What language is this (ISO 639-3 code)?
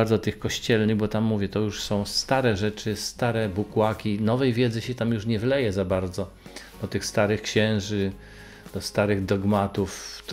pol